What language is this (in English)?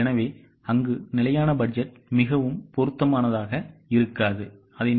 Tamil